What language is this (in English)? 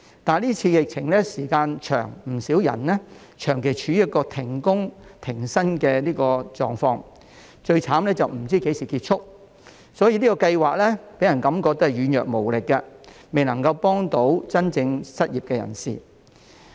Cantonese